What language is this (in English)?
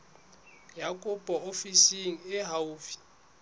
Southern Sotho